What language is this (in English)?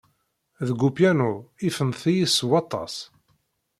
Kabyle